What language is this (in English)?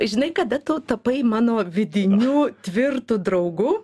Lithuanian